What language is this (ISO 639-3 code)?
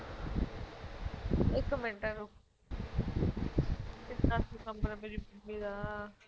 pan